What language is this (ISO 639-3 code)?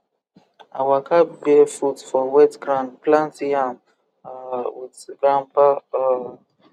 pcm